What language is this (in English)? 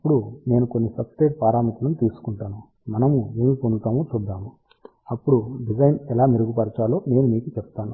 Telugu